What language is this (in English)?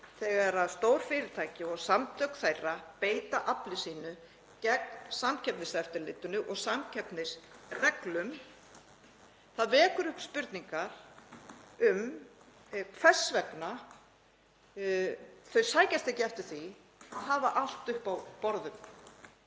Icelandic